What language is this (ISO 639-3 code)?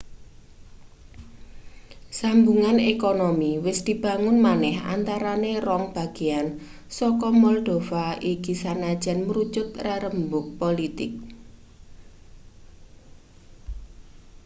jav